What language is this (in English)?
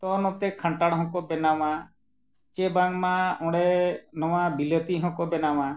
Santali